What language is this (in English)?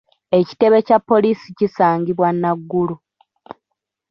Ganda